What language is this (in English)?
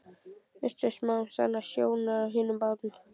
Icelandic